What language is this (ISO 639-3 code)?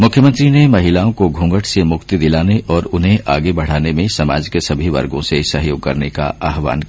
hin